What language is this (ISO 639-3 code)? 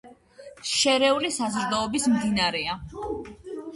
kat